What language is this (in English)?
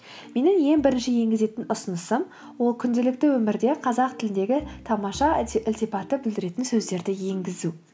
Kazakh